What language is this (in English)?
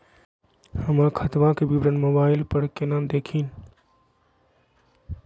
Magahi